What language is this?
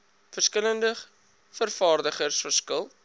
Afrikaans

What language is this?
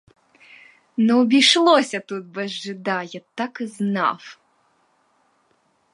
Ukrainian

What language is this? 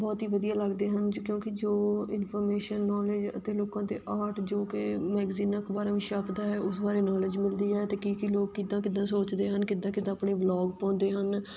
Punjabi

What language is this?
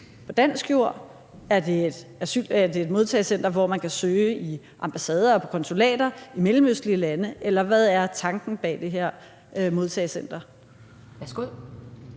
Danish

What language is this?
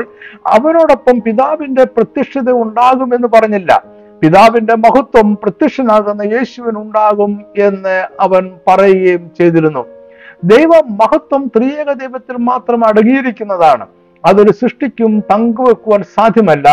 Malayalam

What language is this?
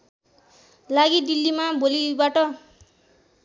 Nepali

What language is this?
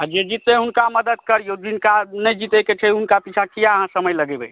Maithili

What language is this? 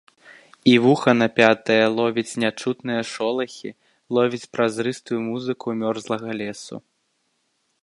Belarusian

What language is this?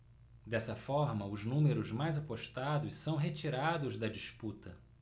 Portuguese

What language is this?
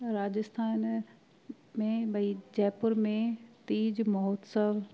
Sindhi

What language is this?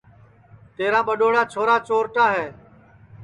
Sansi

